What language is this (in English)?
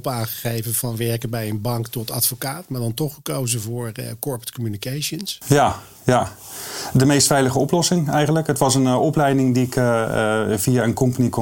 Dutch